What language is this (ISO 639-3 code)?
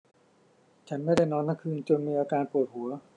tha